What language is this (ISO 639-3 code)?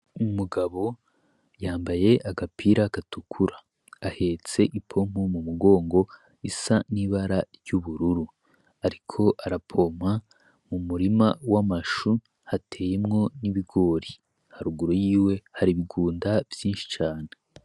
run